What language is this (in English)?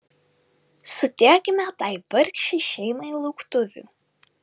Lithuanian